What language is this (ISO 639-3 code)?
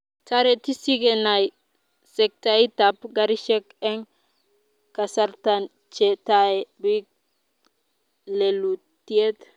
kln